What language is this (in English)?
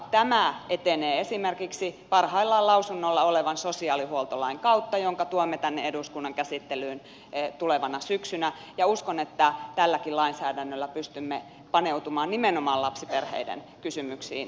Finnish